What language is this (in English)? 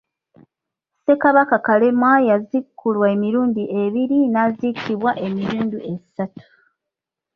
Ganda